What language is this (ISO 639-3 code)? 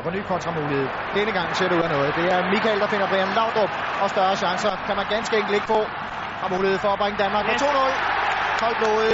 dan